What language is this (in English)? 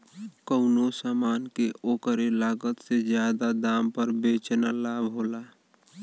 Bhojpuri